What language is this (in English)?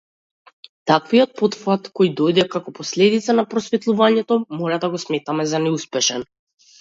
Macedonian